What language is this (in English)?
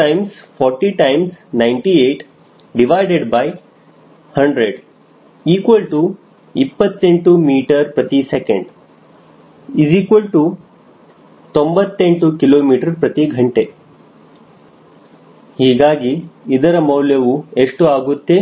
Kannada